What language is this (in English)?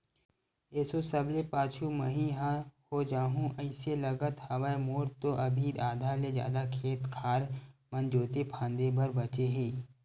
Chhattisgarhi